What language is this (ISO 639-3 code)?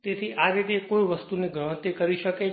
guj